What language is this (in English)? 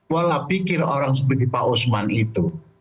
Indonesian